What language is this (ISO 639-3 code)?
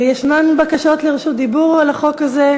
heb